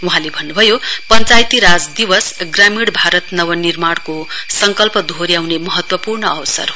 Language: Nepali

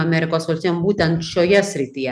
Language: Lithuanian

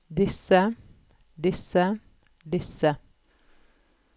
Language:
Norwegian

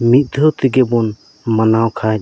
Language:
Santali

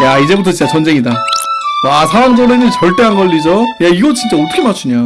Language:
Korean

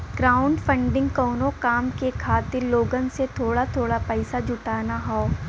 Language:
Bhojpuri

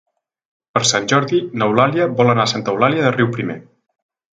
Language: Catalan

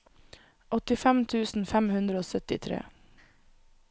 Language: Norwegian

